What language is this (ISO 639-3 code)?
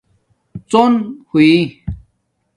dmk